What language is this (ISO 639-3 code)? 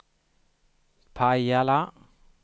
swe